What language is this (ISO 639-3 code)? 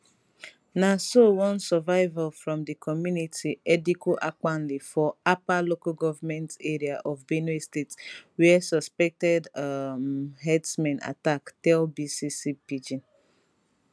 pcm